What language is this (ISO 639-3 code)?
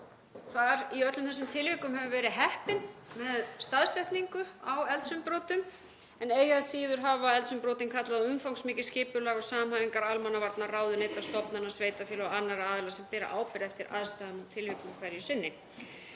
isl